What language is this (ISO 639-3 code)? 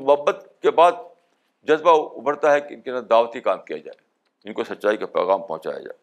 urd